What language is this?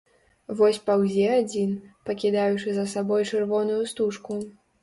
Belarusian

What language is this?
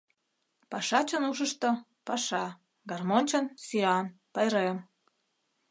Mari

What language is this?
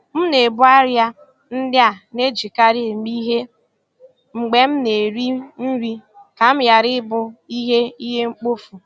Igbo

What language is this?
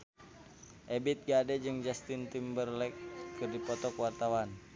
Sundanese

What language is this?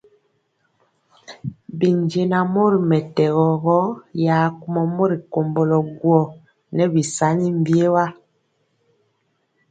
Mpiemo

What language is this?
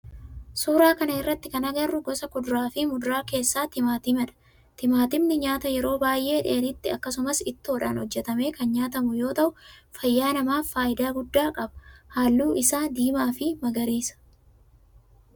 Oromo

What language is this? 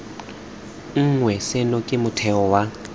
Tswana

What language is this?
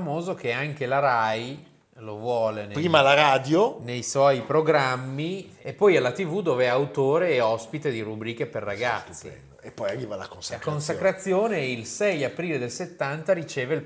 Italian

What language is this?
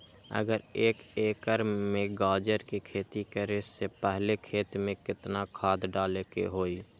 Magahi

